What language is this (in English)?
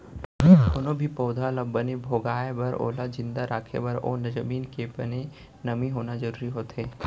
Chhattisgarhi